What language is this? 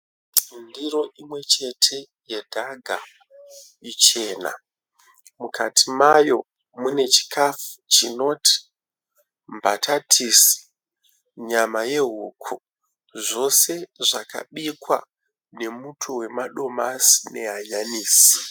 Shona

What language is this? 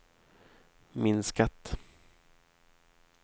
Swedish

